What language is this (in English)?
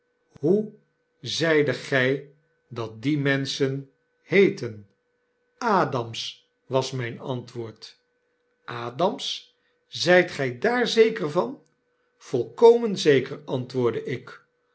Dutch